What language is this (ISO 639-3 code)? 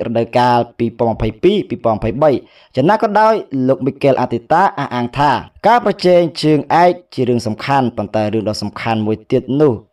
tha